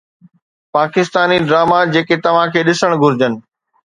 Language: Sindhi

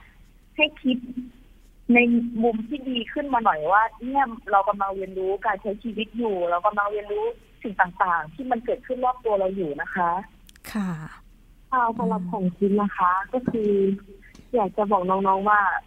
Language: Thai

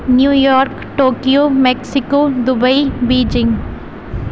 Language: Urdu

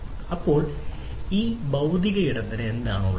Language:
Malayalam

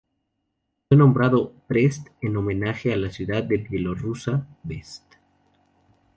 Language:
Spanish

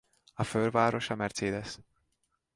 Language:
Hungarian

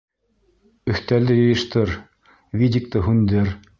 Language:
Bashkir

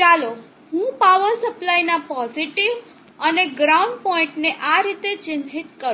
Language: Gujarati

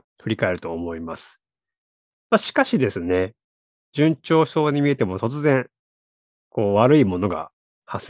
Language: Japanese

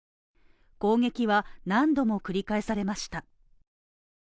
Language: Japanese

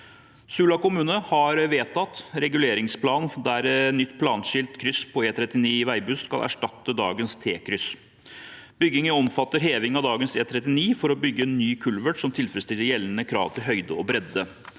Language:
Norwegian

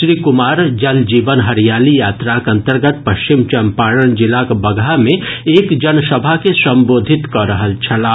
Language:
Maithili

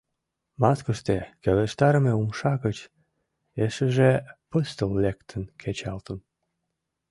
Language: Mari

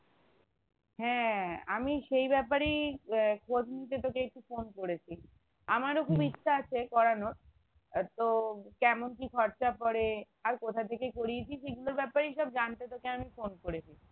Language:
Bangla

